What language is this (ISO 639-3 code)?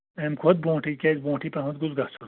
kas